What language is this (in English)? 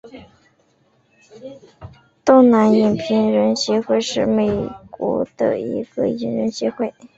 Chinese